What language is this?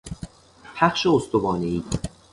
Persian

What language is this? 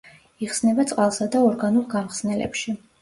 Georgian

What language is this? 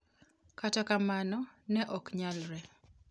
Luo (Kenya and Tanzania)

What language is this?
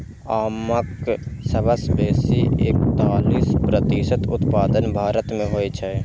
Maithili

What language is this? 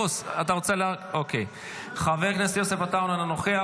Hebrew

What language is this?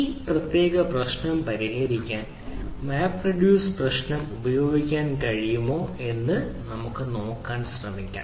Malayalam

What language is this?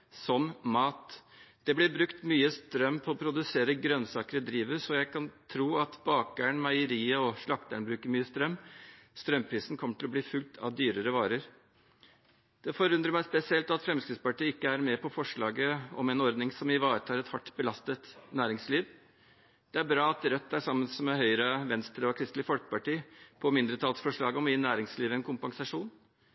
Norwegian Bokmål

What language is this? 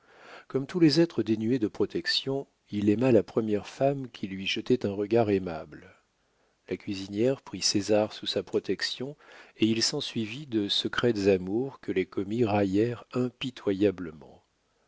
French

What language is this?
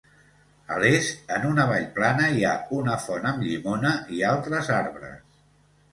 Catalan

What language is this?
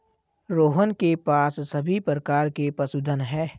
Hindi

